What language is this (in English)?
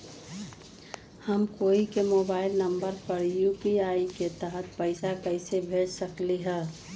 Magahi